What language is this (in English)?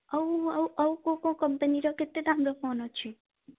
Odia